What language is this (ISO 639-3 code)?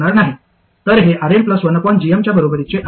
mar